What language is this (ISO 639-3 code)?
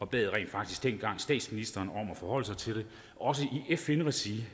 dan